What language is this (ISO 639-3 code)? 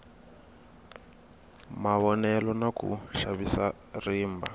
tso